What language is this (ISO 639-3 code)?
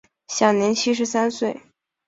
zho